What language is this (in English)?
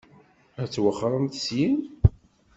Kabyle